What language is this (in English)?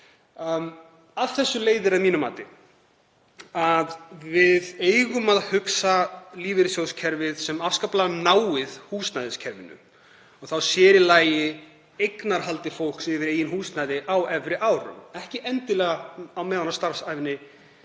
Icelandic